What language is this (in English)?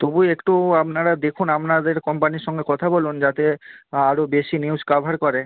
Bangla